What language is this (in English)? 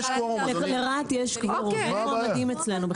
Hebrew